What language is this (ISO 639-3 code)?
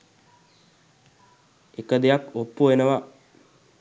sin